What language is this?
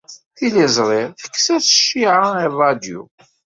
Kabyle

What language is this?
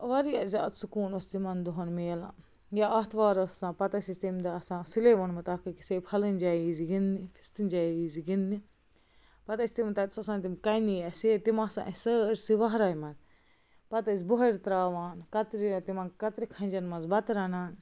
Kashmiri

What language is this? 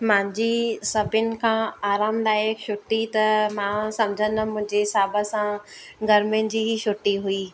Sindhi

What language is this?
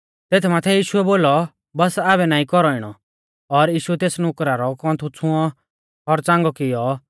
Mahasu Pahari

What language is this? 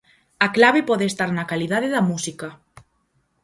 Galician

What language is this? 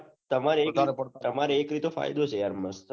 Gujarati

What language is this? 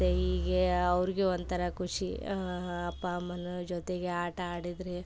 Kannada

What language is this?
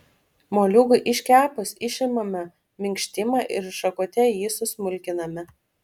Lithuanian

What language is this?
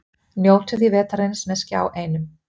Icelandic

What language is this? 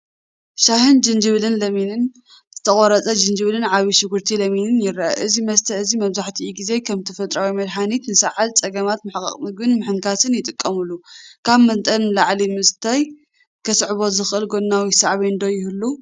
Tigrinya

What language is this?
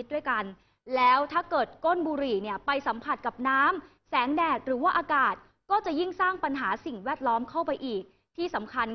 Thai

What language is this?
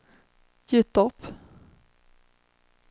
Swedish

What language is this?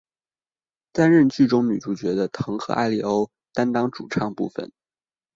Chinese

